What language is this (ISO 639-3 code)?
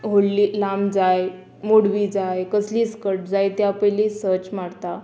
kok